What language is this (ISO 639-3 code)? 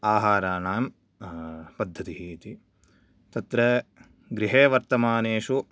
san